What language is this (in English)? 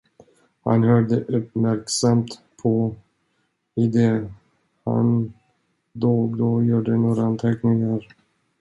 Swedish